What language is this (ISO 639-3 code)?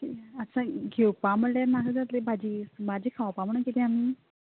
kok